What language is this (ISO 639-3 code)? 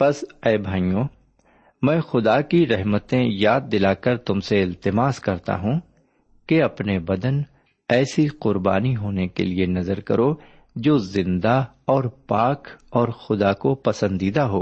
urd